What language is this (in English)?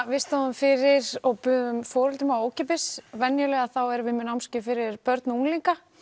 Icelandic